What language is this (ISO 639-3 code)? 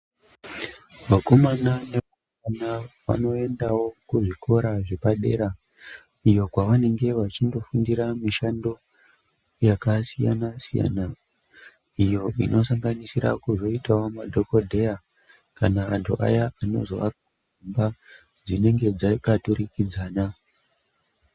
ndc